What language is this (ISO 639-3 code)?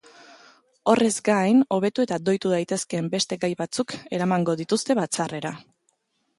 eus